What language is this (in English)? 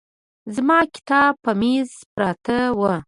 Pashto